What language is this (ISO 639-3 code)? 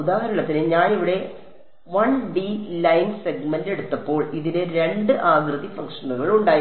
mal